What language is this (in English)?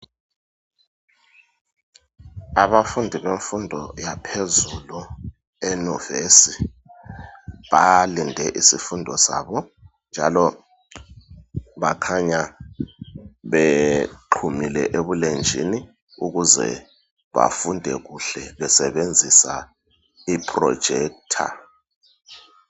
North Ndebele